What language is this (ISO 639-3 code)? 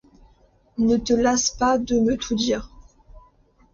fra